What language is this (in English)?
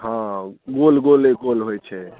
Maithili